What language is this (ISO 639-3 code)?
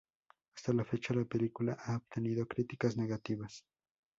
spa